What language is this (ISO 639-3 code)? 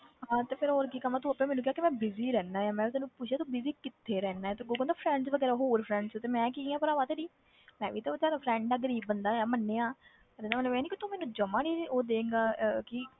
pan